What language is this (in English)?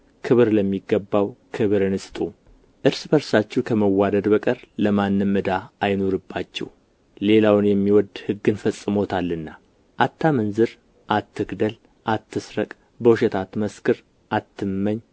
Amharic